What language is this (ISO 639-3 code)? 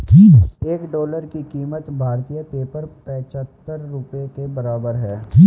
hin